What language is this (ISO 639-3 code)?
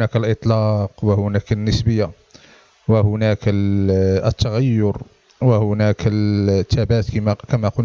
ara